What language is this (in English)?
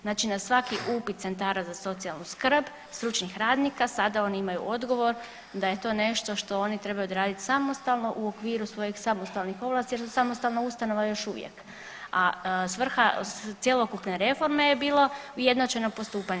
Croatian